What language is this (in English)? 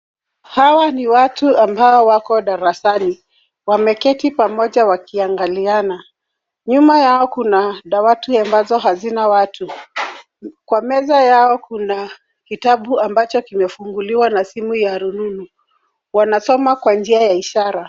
Swahili